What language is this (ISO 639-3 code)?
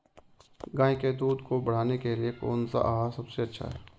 hin